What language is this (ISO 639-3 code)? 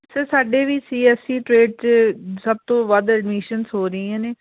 pan